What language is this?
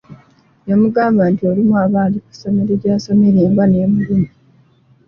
Ganda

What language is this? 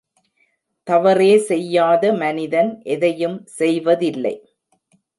Tamil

